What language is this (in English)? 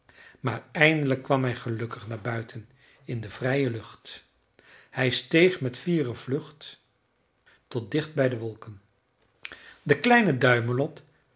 Dutch